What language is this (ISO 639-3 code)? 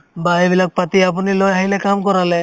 asm